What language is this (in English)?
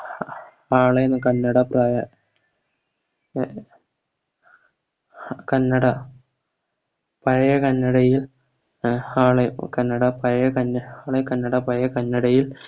Malayalam